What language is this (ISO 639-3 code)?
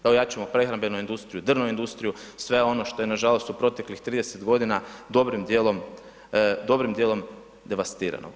hrv